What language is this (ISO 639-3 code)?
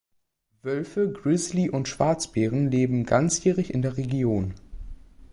deu